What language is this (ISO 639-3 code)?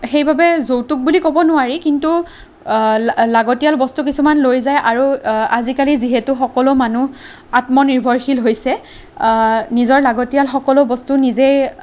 asm